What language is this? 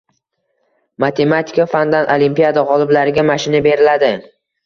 Uzbek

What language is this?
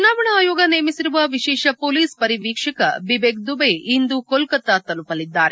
Kannada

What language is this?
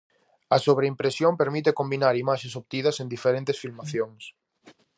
Galician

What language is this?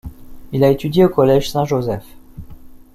French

